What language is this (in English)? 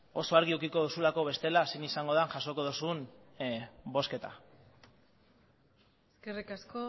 Basque